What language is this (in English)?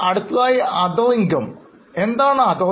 Malayalam